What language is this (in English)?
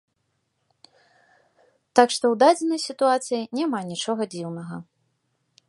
Belarusian